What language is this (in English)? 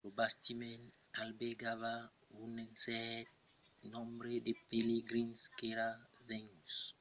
Occitan